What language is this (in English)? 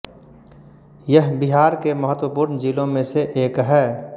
Hindi